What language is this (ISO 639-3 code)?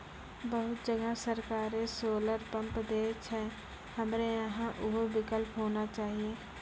mai